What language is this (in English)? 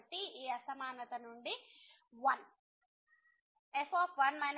Telugu